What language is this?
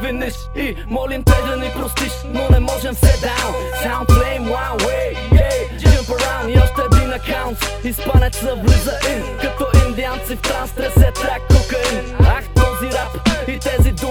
Bulgarian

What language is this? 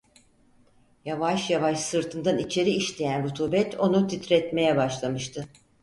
Turkish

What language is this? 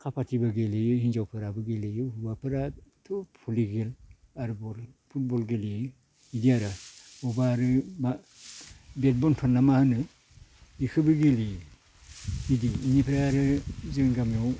Bodo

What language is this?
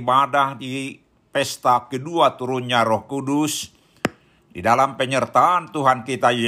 Indonesian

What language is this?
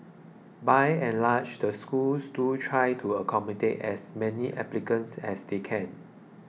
English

